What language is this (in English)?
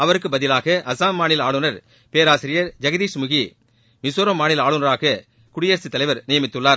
Tamil